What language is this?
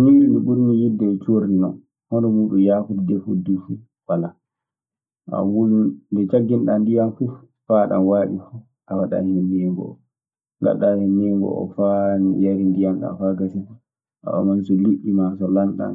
Maasina Fulfulde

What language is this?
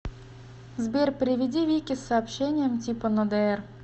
Russian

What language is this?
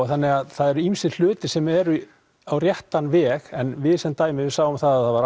Icelandic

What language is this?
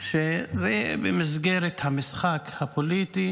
Hebrew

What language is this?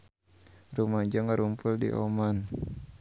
Sundanese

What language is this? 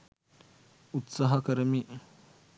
Sinhala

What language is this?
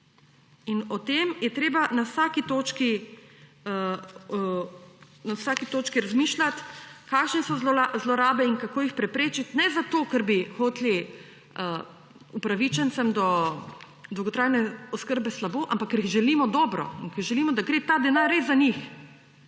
Slovenian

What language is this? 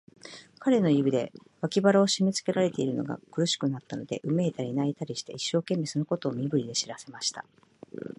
Japanese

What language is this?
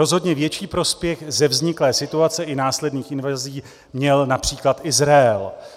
Czech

